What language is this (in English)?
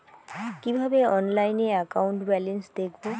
Bangla